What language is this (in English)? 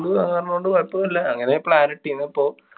Malayalam